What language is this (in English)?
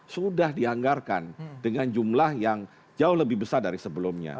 Indonesian